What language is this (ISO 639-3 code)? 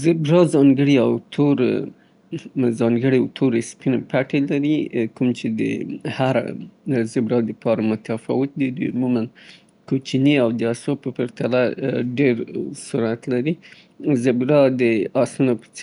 pbt